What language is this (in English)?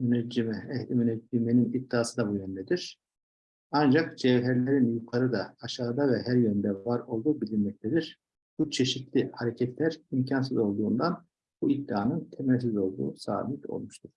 Turkish